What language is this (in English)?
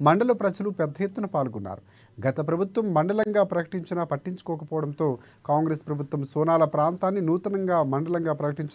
Telugu